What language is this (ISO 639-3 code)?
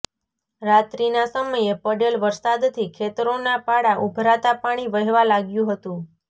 guj